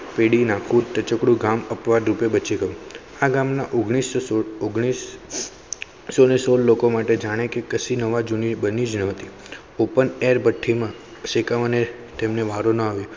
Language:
Gujarati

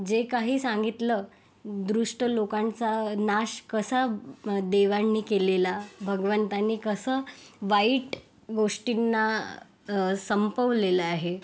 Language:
Marathi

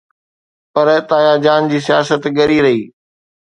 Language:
Sindhi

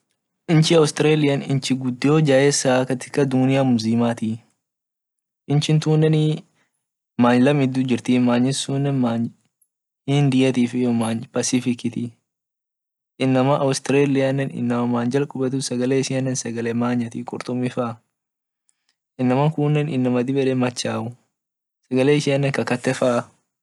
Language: Orma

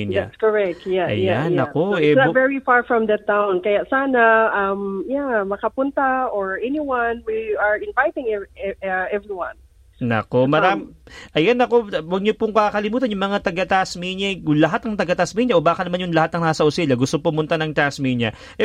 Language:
Filipino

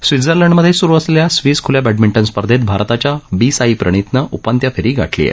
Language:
Marathi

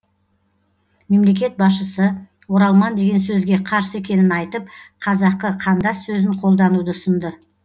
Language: Kazakh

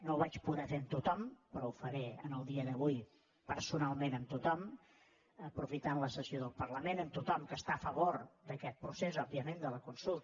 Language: Catalan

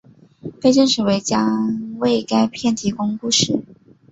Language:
Chinese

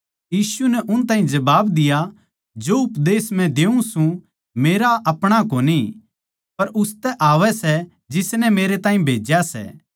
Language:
Haryanvi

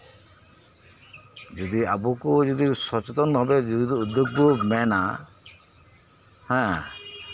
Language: Santali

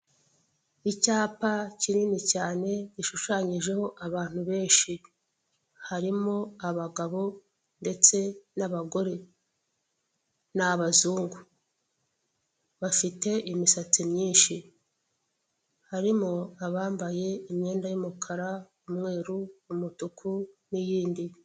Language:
Kinyarwanda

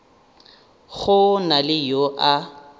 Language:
Northern Sotho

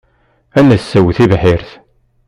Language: Kabyle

